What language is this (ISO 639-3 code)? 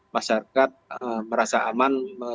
ind